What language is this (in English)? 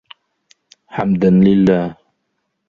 Arabic